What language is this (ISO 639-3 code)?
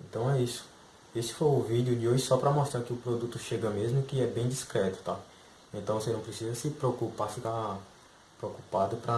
por